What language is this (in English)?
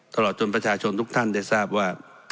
Thai